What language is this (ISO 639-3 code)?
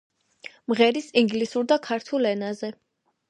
kat